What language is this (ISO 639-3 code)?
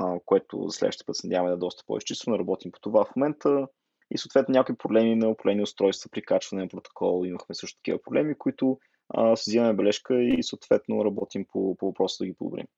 bul